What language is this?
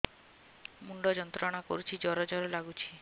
Odia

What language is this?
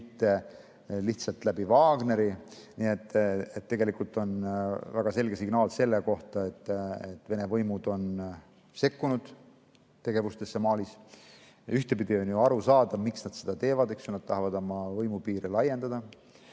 Estonian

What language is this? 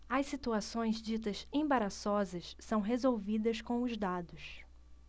Portuguese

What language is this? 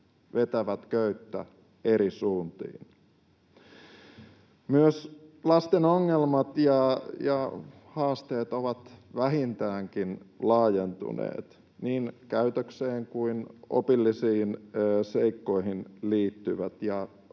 Finnish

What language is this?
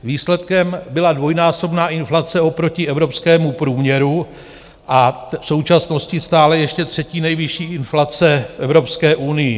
Czech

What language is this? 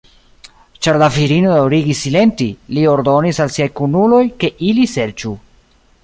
Esperanto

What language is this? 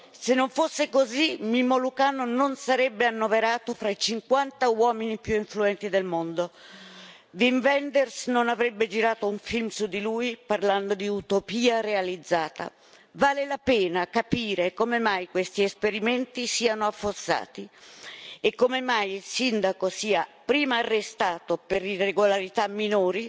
Italian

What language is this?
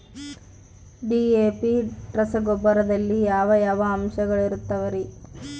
Kannada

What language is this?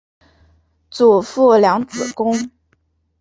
Chinese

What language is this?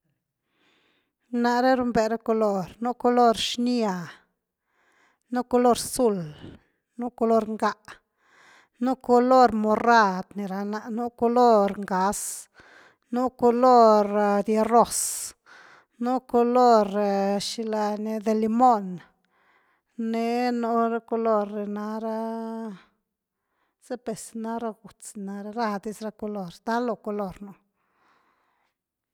Güilá Zapotec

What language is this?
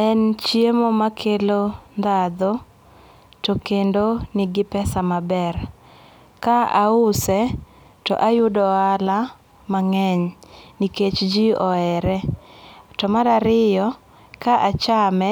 Luo (Kenya and Tanzania)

